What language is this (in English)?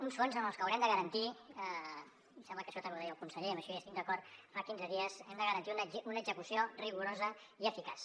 Catalan